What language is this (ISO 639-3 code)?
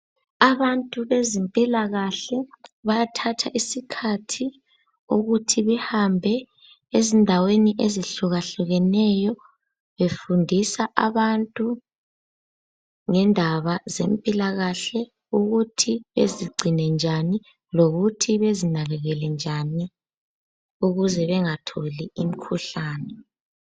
nde